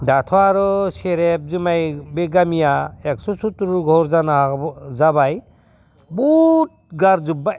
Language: Bodo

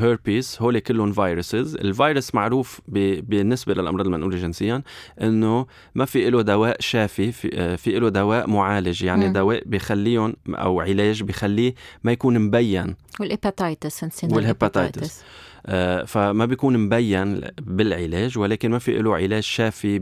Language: Arabic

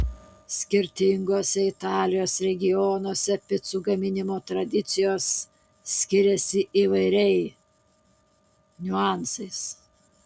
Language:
Lithuanian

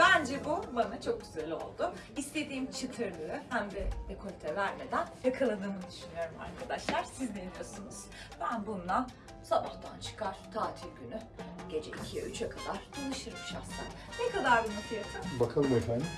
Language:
Turkish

